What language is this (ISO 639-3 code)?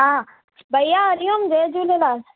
snd